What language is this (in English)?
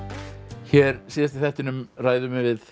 Icelandic